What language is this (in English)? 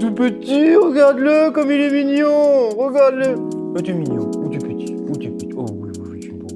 French